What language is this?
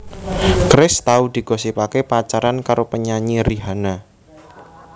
Javanese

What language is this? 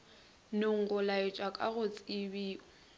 Northern Sotho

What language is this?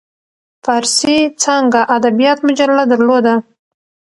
Pashto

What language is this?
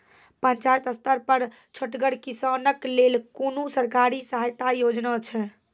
Maithili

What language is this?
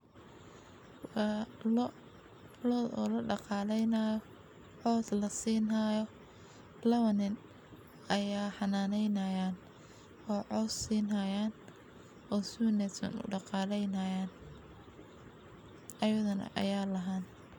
Somali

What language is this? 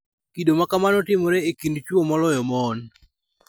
Luo (Kenya and Tanzania)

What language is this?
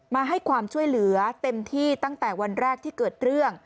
Thai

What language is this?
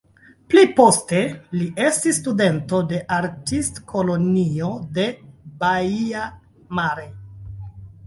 Esperanto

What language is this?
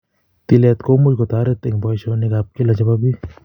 Kalenjin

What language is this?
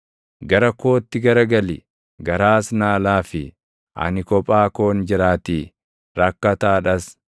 Oromo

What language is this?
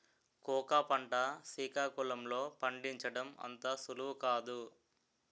Telugu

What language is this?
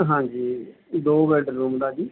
Punjabi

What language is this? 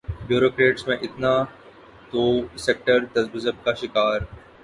Urdu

